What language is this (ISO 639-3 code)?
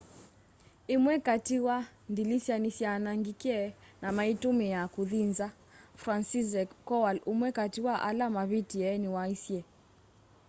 kam